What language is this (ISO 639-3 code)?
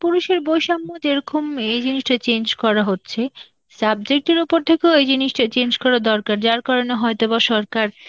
ben